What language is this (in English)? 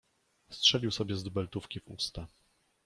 Polish